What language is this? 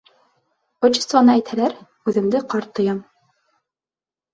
Bashkir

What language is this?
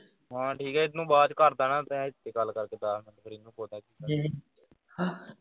Punjabi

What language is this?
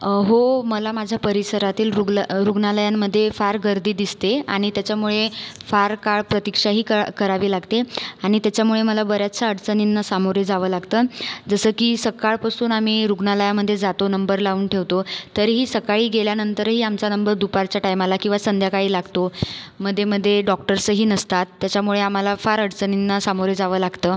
Marathi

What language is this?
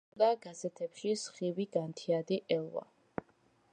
Georgian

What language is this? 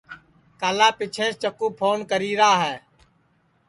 Sansi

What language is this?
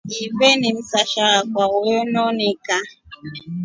Rombo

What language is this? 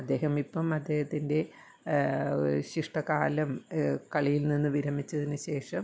Malayalam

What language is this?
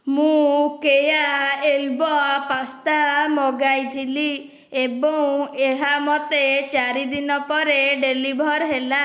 Odia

